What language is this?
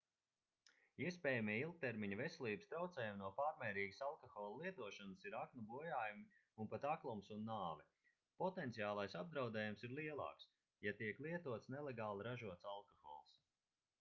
Latvian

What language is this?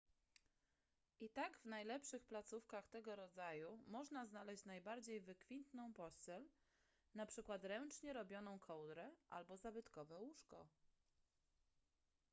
Polish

